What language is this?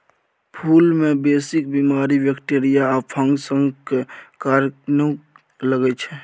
Maithili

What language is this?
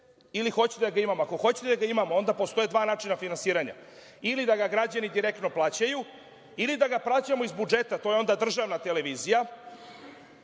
Serbian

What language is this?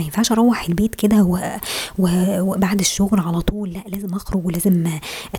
Arabic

